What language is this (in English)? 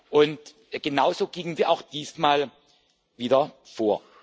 German